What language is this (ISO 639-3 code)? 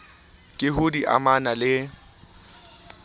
sot